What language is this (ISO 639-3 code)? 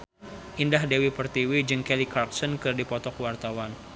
sun